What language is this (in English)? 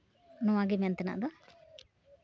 Santali